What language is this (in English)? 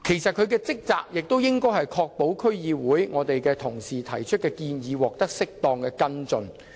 Cantonese